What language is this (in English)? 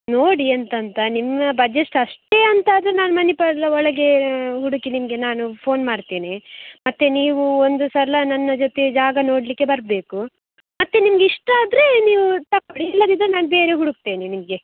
Kannada